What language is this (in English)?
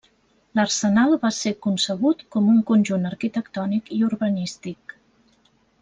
Catalan